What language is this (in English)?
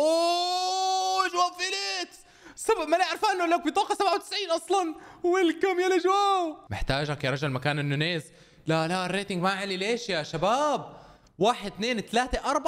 Arabic